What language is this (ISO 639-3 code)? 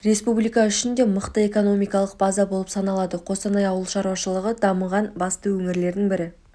kaz